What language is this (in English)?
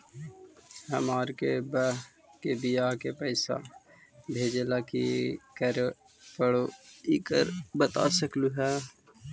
Magahi